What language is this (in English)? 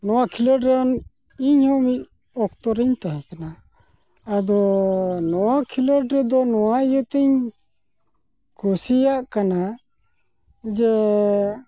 Santali